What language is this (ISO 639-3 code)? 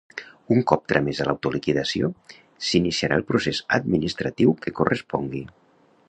cat